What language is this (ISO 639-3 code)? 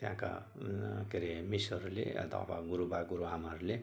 nep